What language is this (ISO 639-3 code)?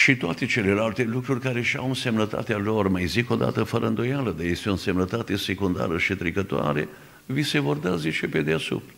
ron